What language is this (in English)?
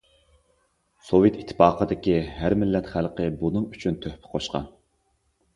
Uyghur